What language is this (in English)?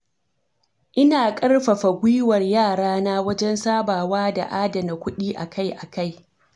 Hausa